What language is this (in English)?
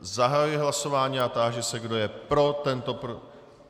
Czech